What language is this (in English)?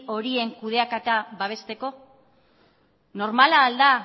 Basque